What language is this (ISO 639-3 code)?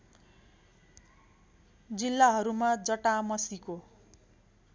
nep